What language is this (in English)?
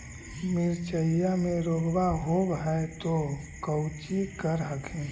Magahi